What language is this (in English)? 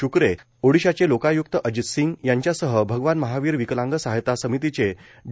Marathi